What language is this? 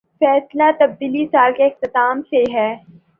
Urdu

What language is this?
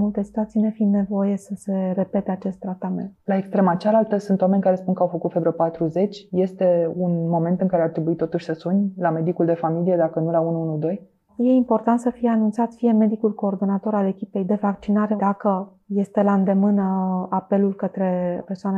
Romanian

